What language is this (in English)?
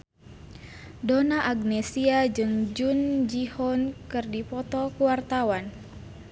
Sundanese